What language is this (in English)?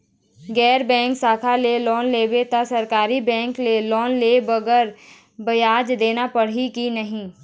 Chhattisgarhi